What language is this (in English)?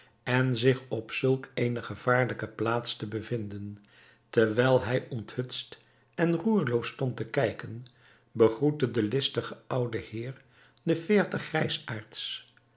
Dutch